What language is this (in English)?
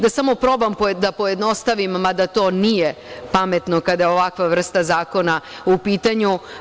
Serbian